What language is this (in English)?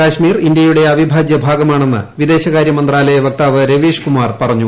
Malayalam